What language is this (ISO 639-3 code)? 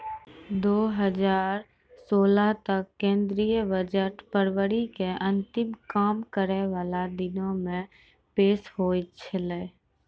mai